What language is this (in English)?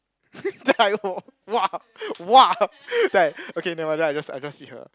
English